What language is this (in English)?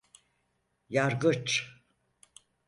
Turkish